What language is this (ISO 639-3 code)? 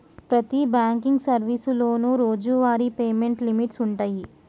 tel